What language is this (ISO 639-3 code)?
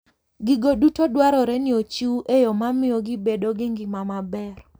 luo